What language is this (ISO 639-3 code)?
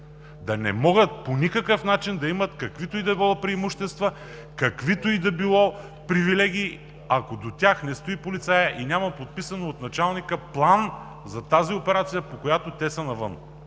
bul